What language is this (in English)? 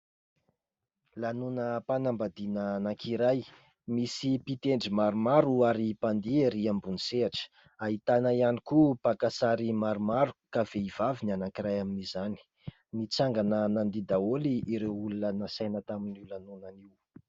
Malagasy